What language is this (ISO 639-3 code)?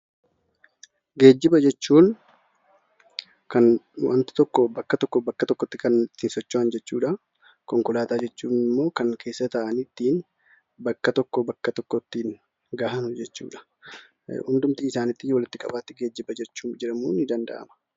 orm